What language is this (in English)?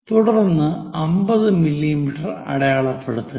Malayalam